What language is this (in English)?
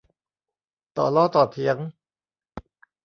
Thai